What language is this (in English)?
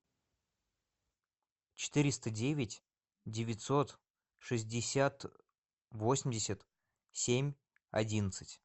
Russian